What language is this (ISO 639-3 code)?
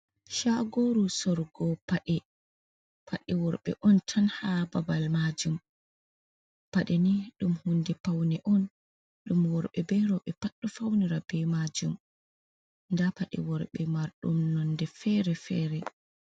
ful